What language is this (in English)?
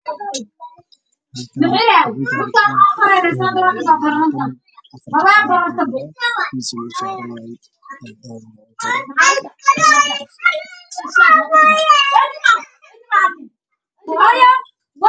Somali